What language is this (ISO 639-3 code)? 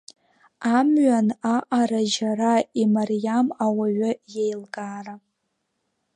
abk